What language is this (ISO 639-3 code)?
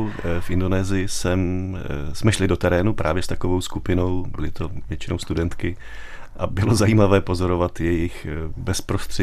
ces